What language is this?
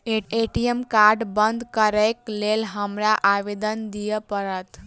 Maithili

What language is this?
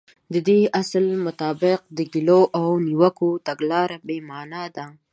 Pashto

